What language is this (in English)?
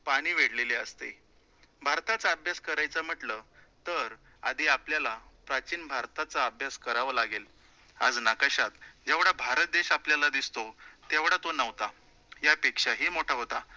Marathi